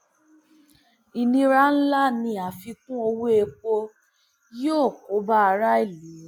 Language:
Yoruba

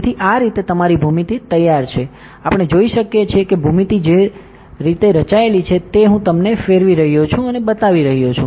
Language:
Gujarati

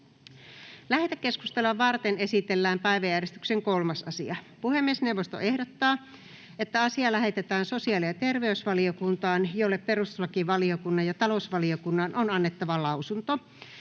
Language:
Finnish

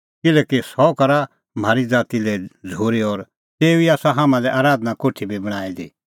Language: Kullu Pahari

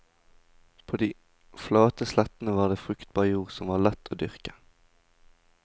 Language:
Norwegian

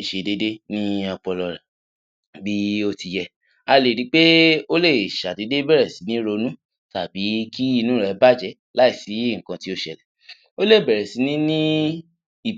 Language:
Yoruba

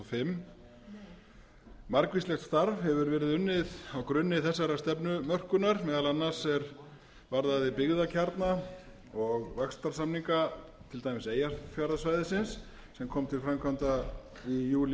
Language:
Icelandic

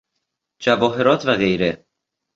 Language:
Persian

